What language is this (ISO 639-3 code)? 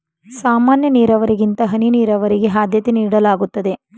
kan